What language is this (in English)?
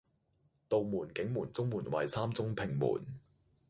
Cantonese